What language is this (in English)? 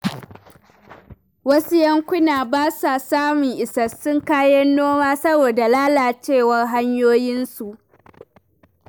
Hausa